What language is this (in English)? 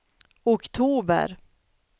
Swedish